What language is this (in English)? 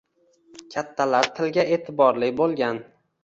Uzbek